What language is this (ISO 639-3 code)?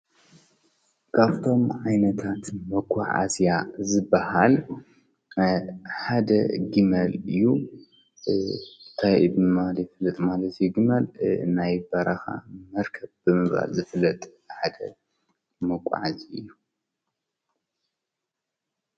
tir